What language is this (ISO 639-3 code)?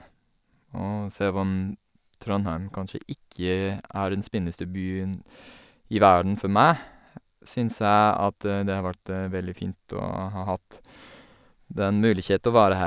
nor